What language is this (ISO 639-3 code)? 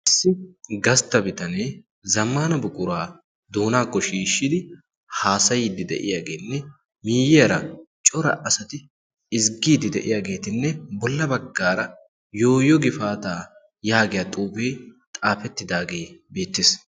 wal